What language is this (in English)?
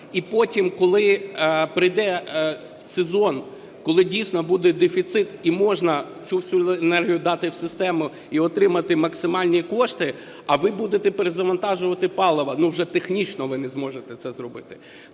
Ukrainian